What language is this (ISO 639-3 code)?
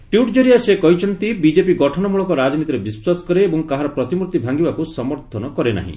ori